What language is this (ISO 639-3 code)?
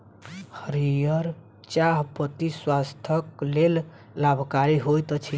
mai